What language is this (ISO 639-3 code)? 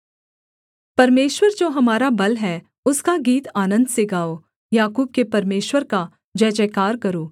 hin